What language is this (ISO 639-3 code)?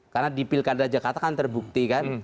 ind